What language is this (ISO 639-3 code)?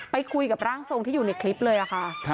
tha